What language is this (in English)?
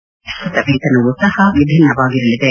Kannada